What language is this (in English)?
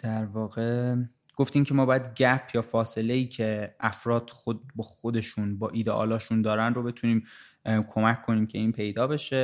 Persian